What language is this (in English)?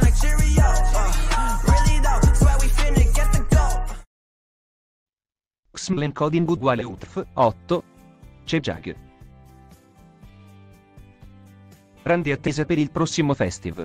Italian